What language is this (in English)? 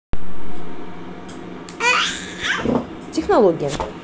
Russian